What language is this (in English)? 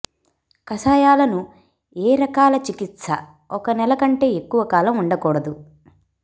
Telugu